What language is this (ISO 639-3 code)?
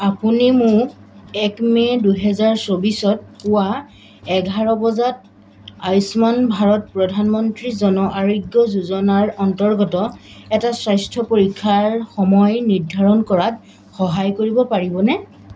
asm